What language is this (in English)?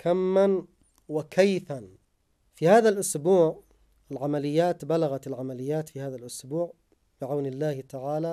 Arabic